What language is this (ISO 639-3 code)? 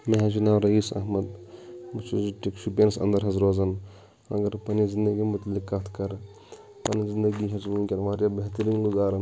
kas